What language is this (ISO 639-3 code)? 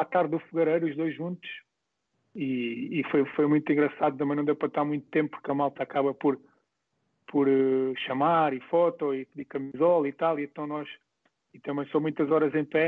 por